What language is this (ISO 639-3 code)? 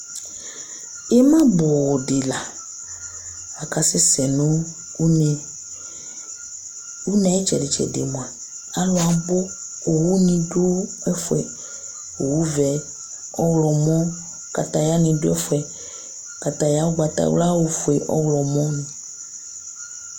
kpo